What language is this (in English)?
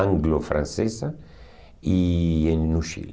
Portuguese